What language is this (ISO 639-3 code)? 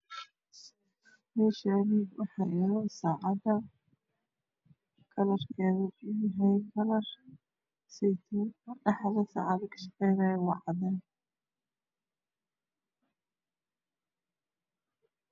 som